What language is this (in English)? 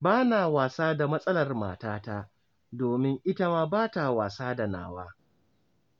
Hausa